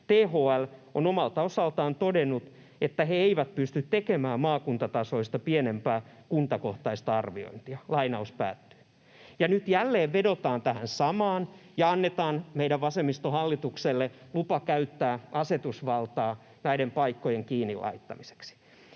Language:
Finnish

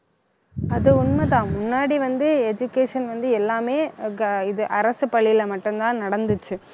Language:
Tamil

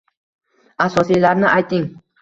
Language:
Uzbek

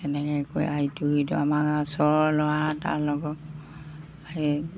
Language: Assamese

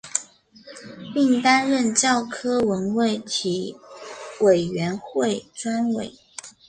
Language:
Chinese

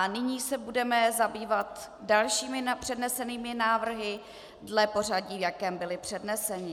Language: Czech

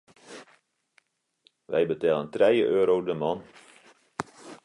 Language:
Western Frisian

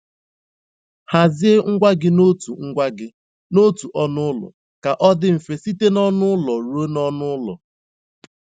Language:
Igbo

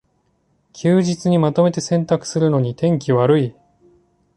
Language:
Japanese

